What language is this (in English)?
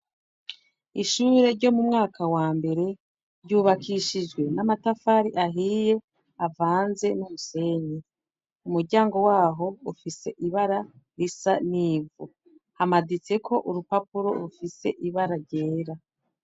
Rundi